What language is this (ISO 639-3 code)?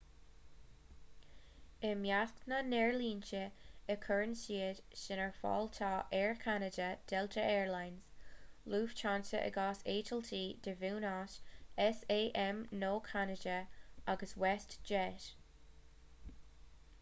gle